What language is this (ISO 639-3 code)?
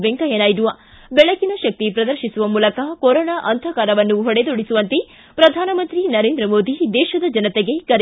kan